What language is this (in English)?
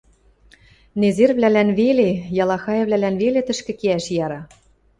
Western Mari